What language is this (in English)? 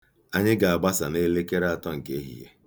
Igbo